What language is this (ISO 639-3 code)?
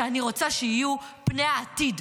heb